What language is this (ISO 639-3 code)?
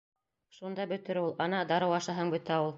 bak